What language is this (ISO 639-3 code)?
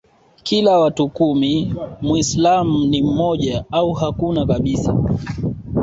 swa